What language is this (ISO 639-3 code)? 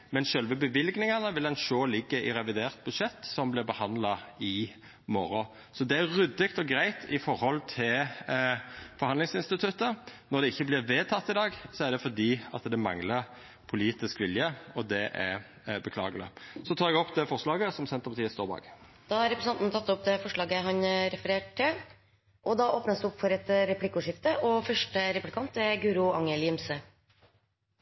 nor